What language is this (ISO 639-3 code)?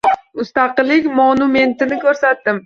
uzb